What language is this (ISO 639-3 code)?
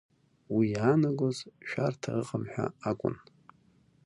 abk